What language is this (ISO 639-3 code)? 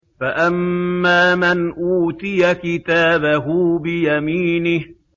ara